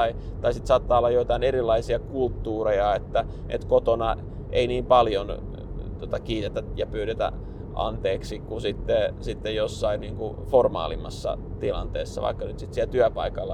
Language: Finnish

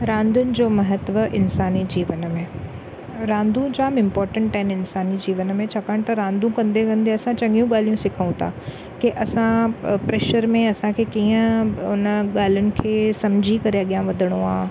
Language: Sindhi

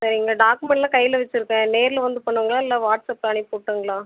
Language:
Tamil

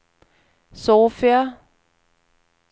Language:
Swedish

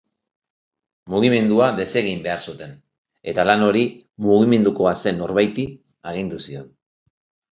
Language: Basque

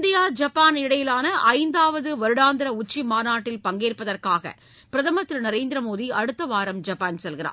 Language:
Tamil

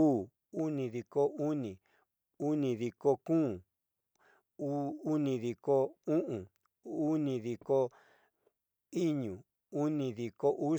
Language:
Southeastern Nochixtlán Mixtec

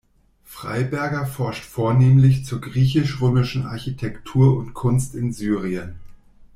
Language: German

